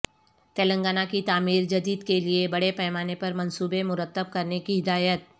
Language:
Urdu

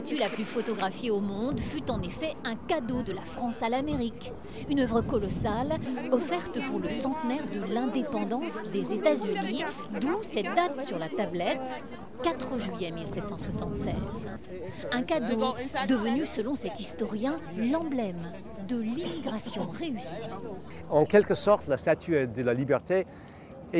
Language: French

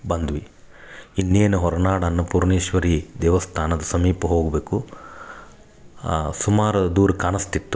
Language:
Kannada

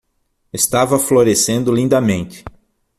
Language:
Portuguese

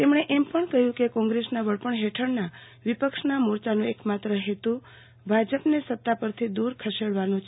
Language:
Gujarati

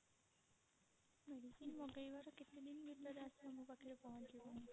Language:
Odia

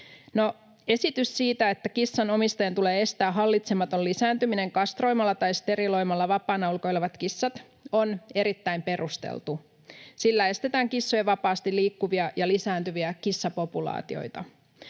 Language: Finnish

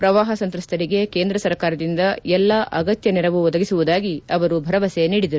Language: Kannada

